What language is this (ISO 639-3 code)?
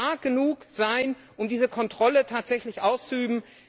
deu